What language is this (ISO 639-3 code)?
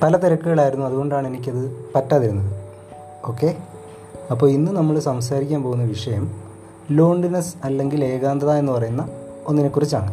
mal